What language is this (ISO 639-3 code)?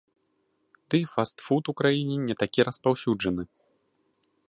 bel